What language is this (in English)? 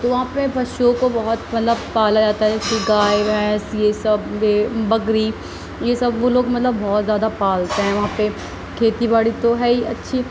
Urdu